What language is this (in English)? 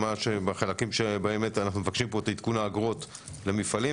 Hebrew